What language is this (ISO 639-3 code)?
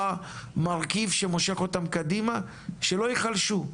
heb